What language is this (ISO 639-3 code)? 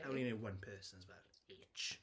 eng